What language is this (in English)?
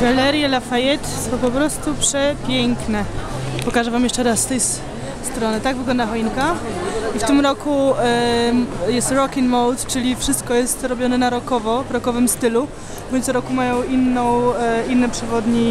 Polish